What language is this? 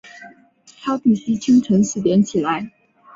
Chinese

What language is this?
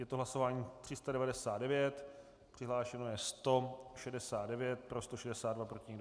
Czech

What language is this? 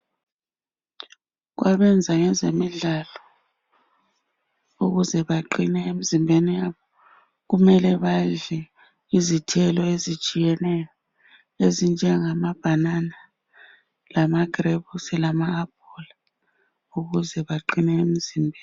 North Ndebele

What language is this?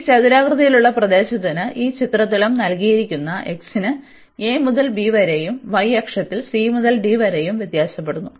Malayalam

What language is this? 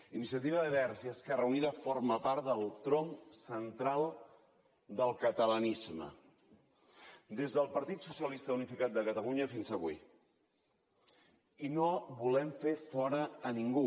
Catalan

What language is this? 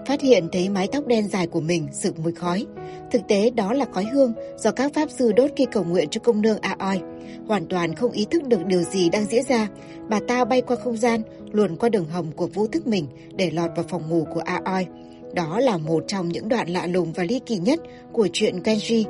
Vietnamese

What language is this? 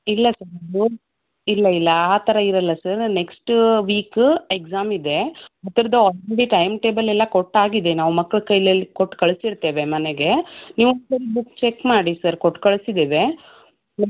Kannada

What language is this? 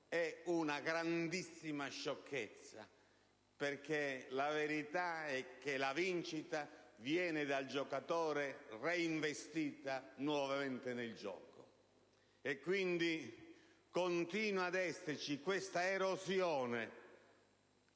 Italian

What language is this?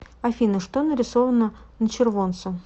Russian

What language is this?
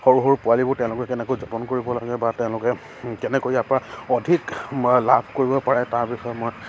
Assamese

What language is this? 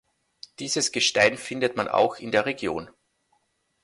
German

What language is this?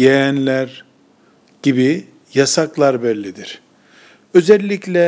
Turkish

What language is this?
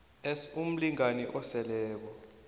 South Ndebele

